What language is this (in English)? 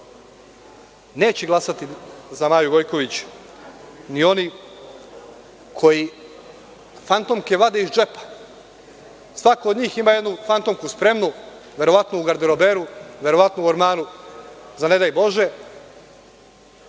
Serbian